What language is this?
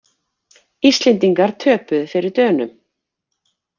Icelandic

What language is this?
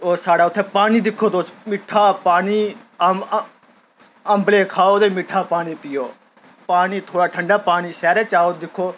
Dogri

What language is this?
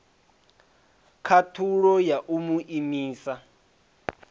Venda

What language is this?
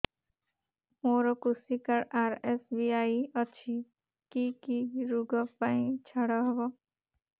Odia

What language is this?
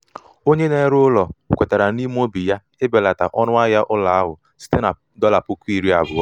Igbo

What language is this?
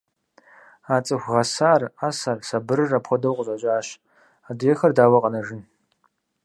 Kabardian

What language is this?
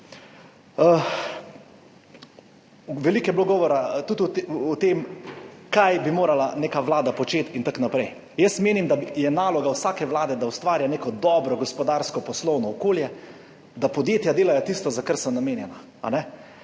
Slovenian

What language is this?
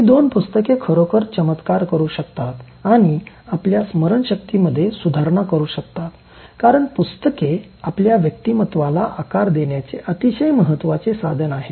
Marathi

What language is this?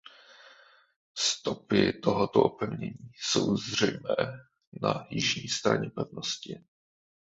Czech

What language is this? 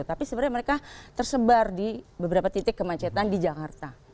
Indonesian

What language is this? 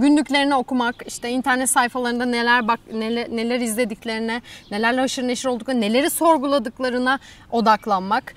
Turkish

